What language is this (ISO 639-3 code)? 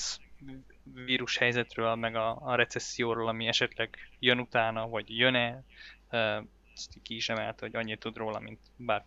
hun